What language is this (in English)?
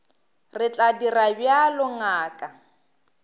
Northern Sotho